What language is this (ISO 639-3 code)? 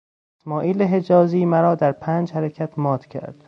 fas